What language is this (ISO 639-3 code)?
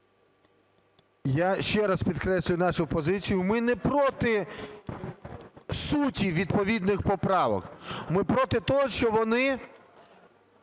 ukr